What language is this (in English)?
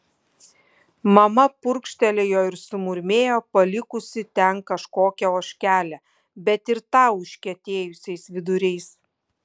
Lithuanian